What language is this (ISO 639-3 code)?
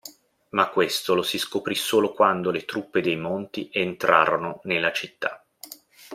ita